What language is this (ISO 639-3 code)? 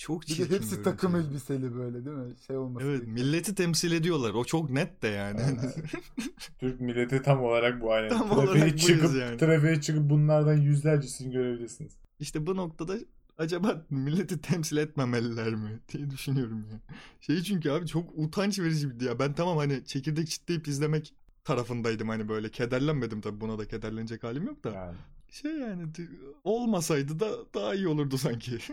tur